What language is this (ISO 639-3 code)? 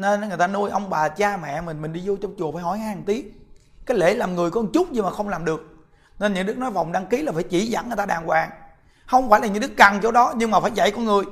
vie